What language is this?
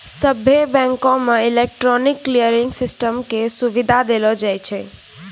Maithili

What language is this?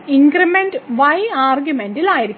Malayalam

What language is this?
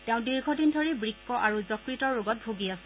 Assamese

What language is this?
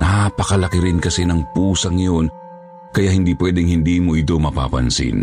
Filipino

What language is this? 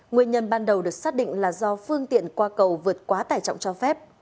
Vietnamese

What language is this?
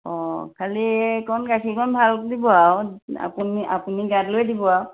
Assamese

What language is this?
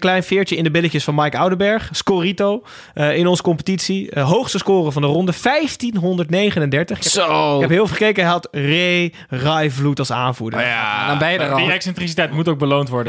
Dutch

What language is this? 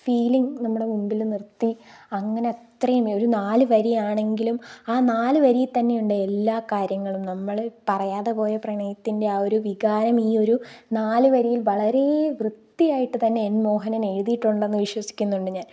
Malayalam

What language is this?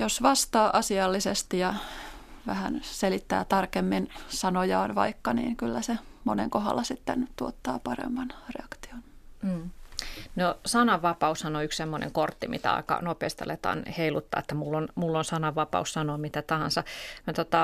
Finnish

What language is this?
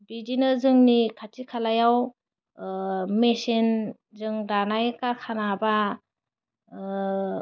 Bodo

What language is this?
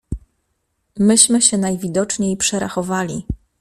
Polish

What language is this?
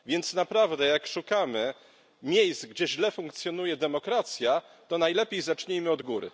Polish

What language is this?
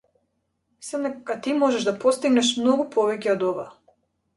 Macedonian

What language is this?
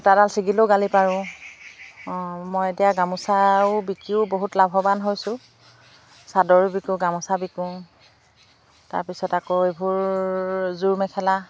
Assamese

